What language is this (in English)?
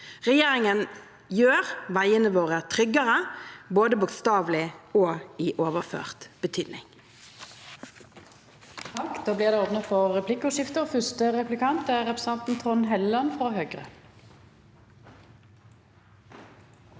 Norwegian